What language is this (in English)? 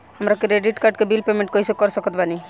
Bhojpuri